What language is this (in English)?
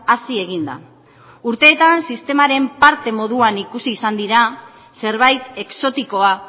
Basque